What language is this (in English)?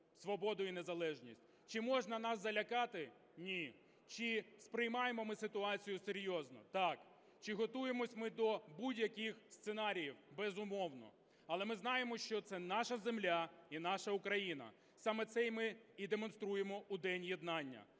Ukrainian